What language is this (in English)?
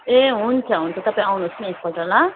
Nepali